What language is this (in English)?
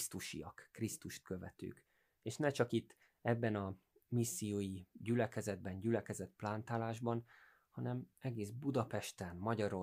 Hungarian